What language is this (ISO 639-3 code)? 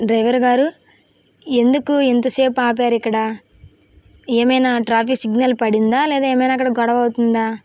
tel